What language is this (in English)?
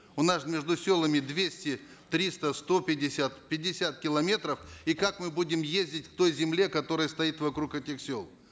Kazakh